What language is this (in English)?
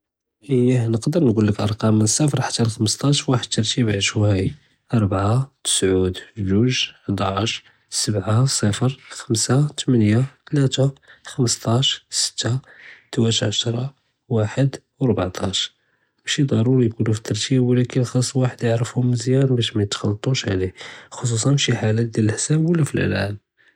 Judeo-Arabic